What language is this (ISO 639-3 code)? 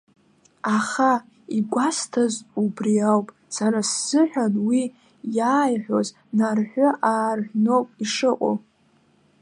abk